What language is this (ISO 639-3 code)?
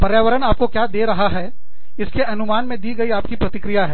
hin